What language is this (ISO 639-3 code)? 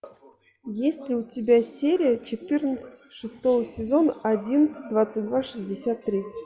rus